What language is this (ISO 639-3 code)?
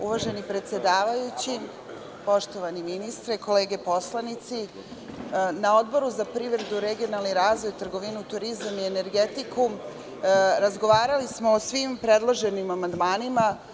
srp